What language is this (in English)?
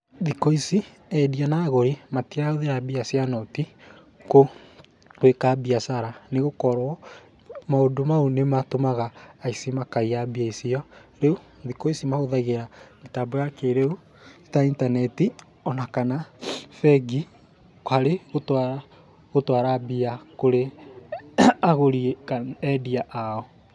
Kikuyu